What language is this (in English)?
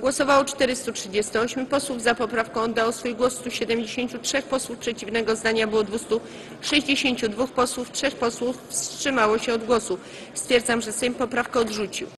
Polish